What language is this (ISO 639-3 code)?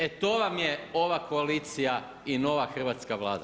hrv